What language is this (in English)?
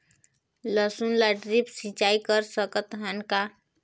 Chhattisgarhi